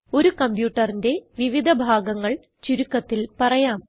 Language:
Malayalam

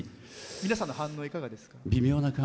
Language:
Japanese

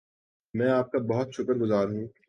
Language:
Urdu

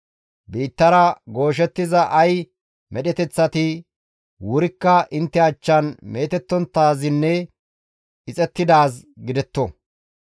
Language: Gamo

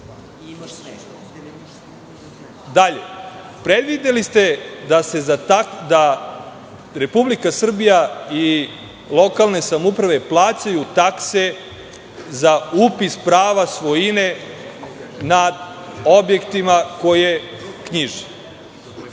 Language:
Serbian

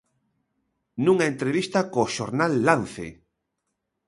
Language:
Galician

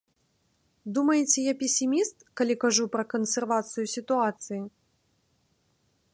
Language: Belarusian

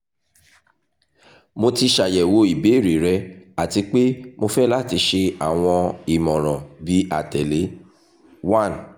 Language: Yoruba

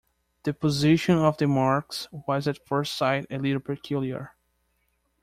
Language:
English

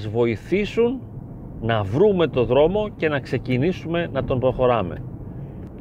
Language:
Greek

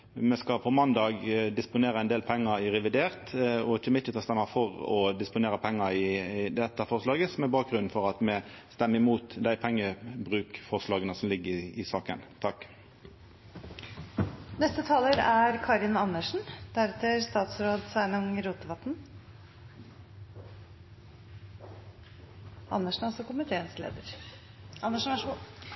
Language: Norwegian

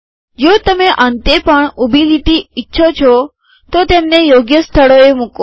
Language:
Gujarati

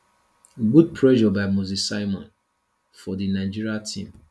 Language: Nigerian Pidgin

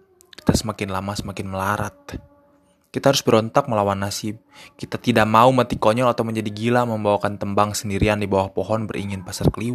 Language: Indonesian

